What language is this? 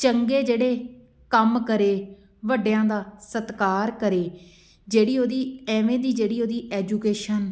Punjabi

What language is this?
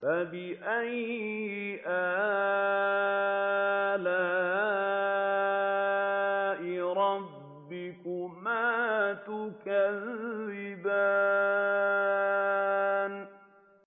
Arabic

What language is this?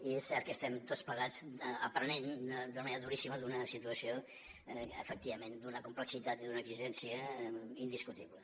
Catalan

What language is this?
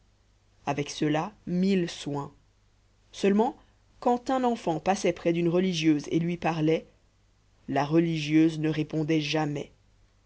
French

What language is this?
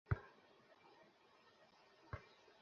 Bangla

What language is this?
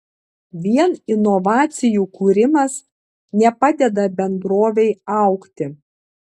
Lithuanian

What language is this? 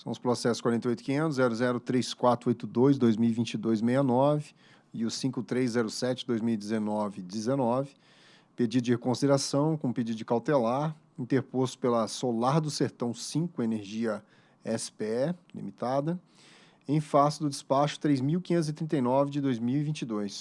Portuguese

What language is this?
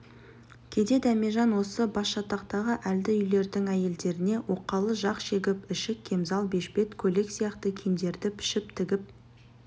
Kazakh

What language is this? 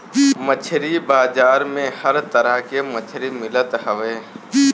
Bhojpuri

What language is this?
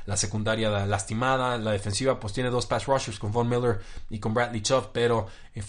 Spanish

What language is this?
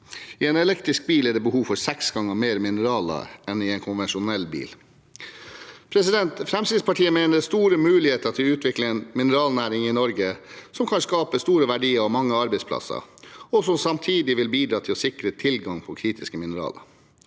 Norwegian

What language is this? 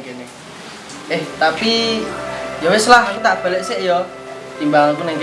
Indonesian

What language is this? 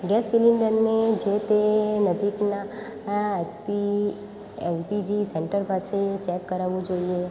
Gujarati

